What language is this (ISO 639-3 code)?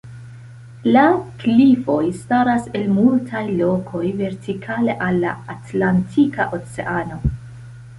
epo